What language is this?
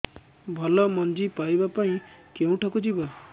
Odia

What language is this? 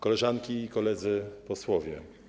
Polish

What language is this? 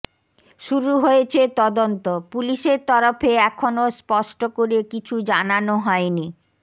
Bangla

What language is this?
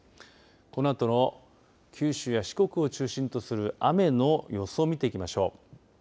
Japanese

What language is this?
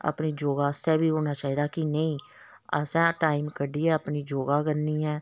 Dogri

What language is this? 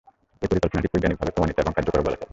Bangla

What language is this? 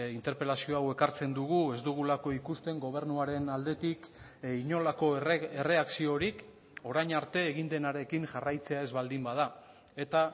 Basque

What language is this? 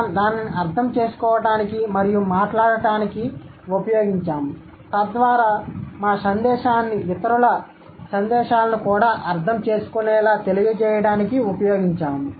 Telugu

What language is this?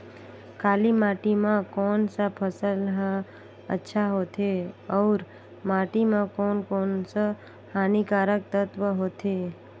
Chhattisgarhi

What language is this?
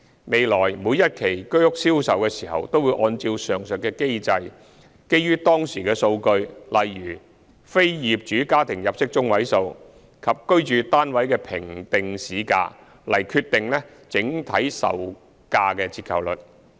Cantonese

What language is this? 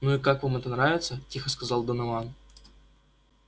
Russian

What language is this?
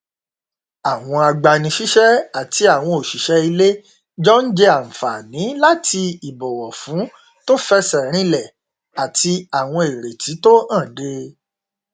Yoruba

